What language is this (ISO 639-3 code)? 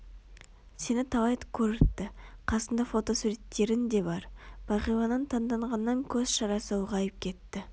kaz